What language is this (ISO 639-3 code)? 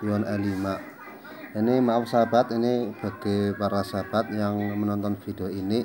ind